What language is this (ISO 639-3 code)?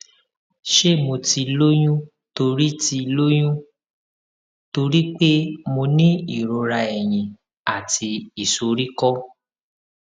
yor